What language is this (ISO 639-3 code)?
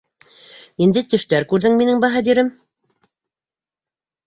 bak